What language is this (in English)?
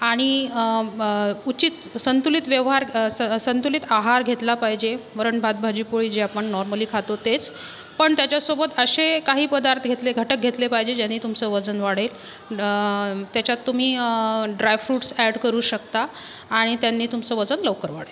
Marathi